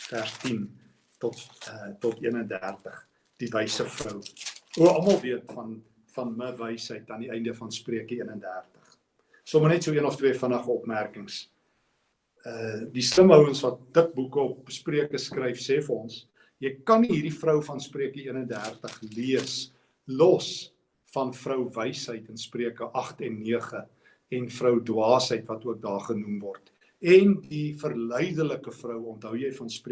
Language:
Dutch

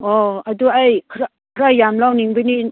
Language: Manipuri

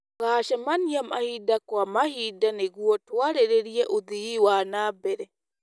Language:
Kikuyu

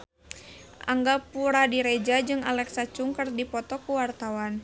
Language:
Sundanese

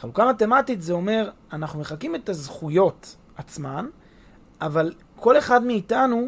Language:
Hebrew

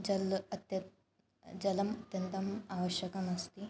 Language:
Sanskrit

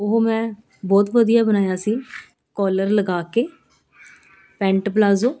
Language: Punjabi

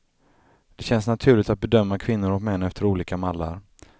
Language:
Swedish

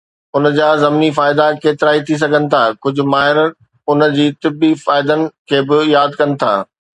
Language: Sindhi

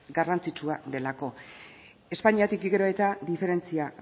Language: Basque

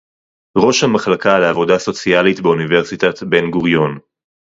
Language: Hebrew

